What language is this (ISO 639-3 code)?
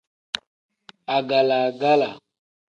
kdh